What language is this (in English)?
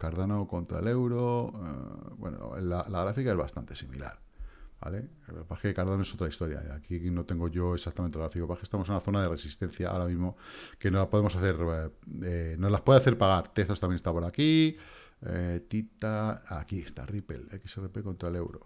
Spanish